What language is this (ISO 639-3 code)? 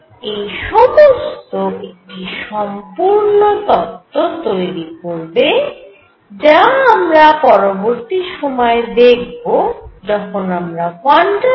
ben